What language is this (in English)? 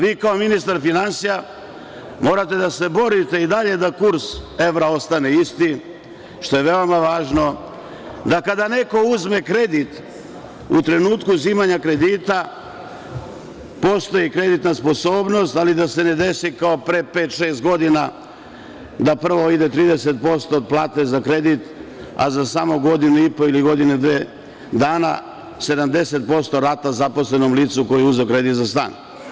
Serbian